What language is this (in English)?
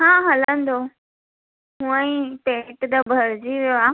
Sindhi